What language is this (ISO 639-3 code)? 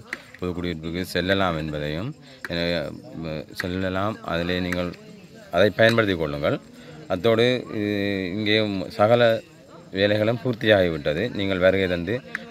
ara